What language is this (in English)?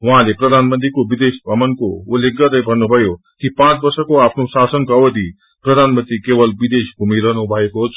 Nepali